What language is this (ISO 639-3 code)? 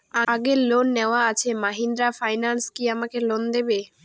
ben